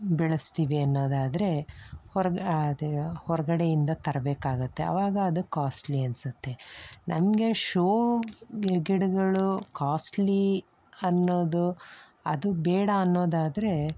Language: Kannada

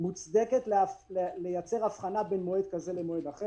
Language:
Hebrew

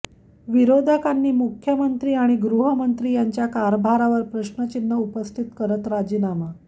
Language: Marathi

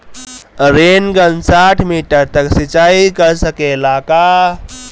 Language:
Bhojpuri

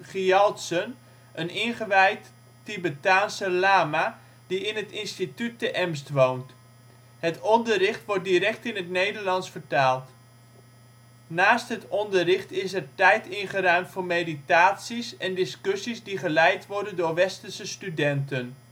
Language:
Dutch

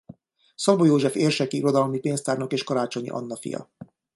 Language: Hungarian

